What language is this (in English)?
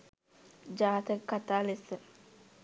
Sinhala